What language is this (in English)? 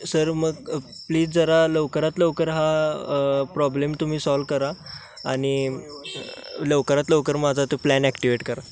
Marathi